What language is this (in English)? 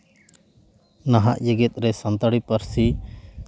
Santali